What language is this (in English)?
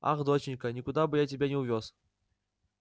Russian